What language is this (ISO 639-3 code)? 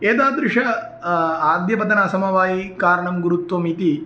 san